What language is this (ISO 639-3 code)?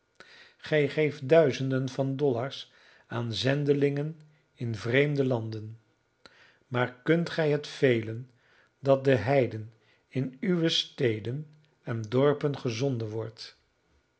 nld